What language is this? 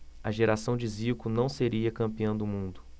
Portuguese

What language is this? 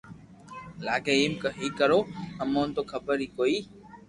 Loarki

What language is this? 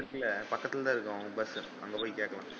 Tamil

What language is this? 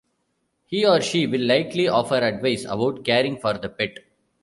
English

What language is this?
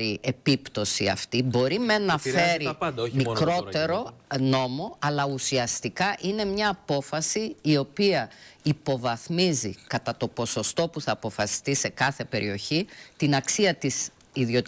Greek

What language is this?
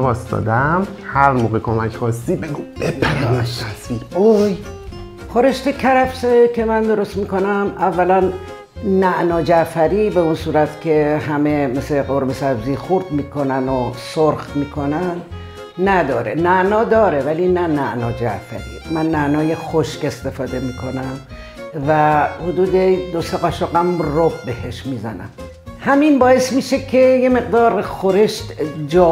Persian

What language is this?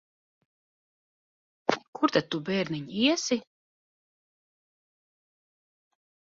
Latvian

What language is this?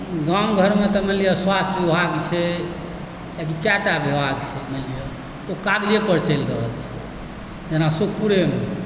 Maithili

